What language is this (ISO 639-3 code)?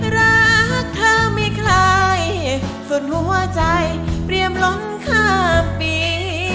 tha